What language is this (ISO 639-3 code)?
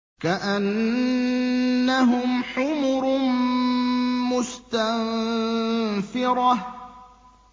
ara